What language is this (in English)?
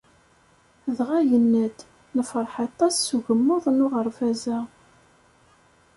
Kabyle